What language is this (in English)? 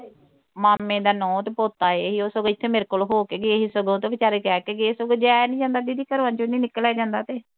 Punjabi